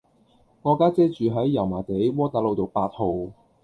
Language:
Cantonese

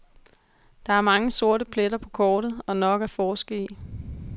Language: Danish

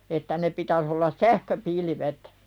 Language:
Finnish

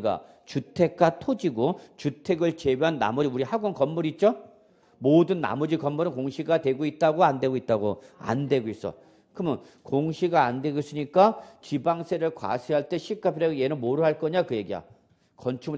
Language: Korean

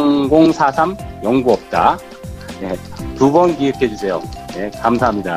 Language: Korean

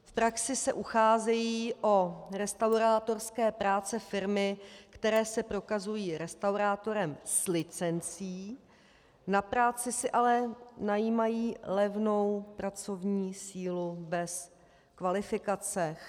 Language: Czech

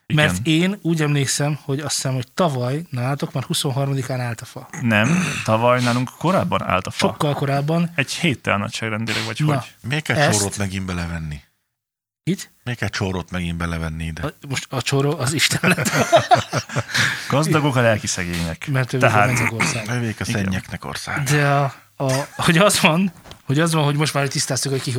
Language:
Hungarian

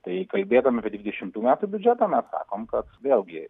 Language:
Lithuanian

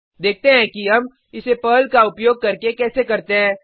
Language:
Hindi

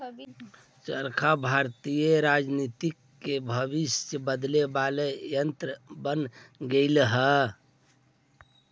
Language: Magahi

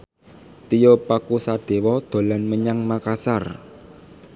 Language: Javanese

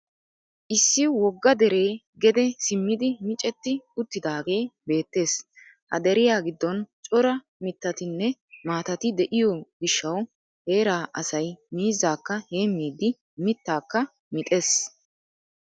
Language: Wolaytta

